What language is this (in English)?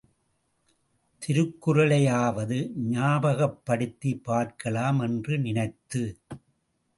Tamil